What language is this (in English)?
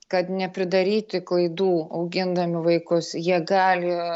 Lithuanian